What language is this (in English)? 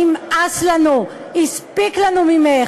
Hebrew